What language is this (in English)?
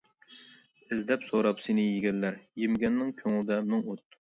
Uyghur